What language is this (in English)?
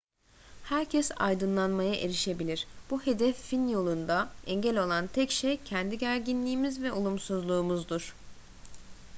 Turkish